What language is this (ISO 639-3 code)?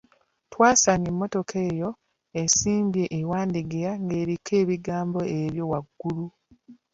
lug